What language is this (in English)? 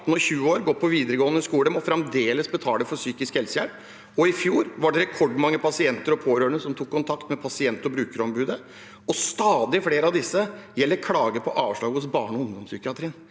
Norwegian